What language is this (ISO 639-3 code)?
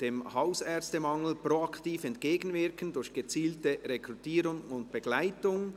gsw